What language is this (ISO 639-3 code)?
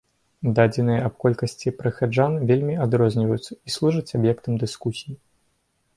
bel